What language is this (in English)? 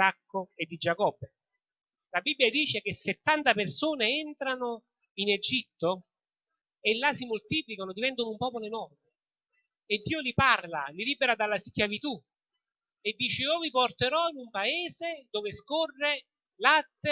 Italian